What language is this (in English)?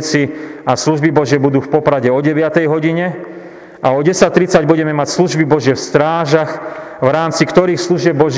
Slovak